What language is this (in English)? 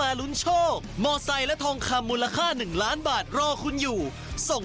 Thai